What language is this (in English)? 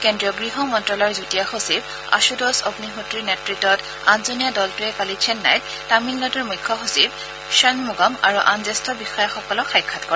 Assamese